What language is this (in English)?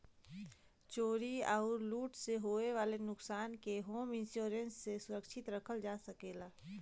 Bhojpuri